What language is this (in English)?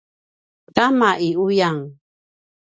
Paiwan